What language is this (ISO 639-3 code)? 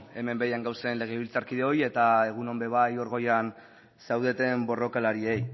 eus